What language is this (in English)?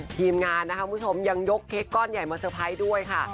Thai